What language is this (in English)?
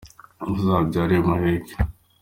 Kinyarwanda